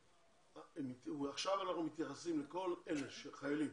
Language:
Hebrew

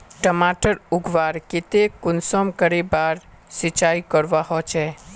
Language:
Magahi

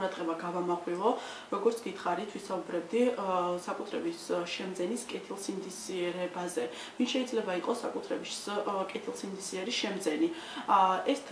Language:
Romanian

